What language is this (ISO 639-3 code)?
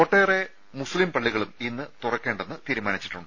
mal